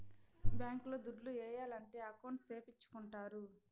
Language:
Telugu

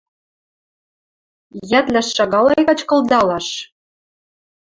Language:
Western Mari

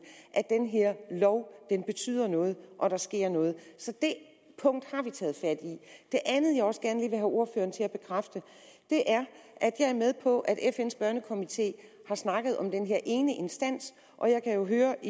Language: Danish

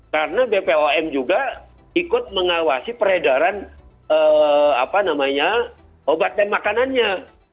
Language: Indonesian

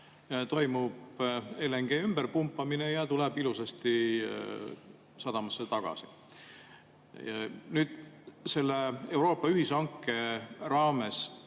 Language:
Estonian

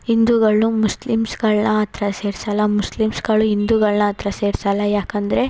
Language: Kannada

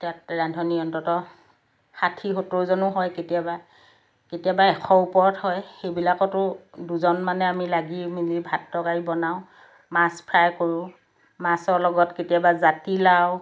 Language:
Assamese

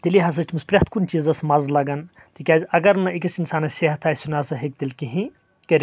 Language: Kashmiri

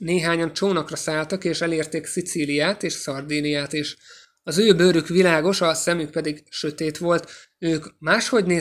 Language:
Hungarian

